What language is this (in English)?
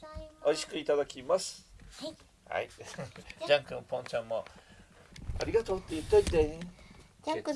Japanese